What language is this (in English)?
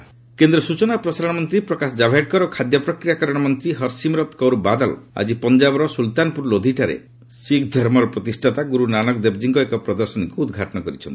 Odia